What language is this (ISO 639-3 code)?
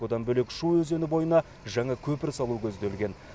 kaz